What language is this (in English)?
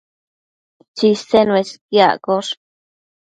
Matsés